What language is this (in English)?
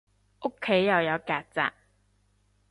Cantonese